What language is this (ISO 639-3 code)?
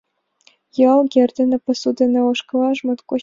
chm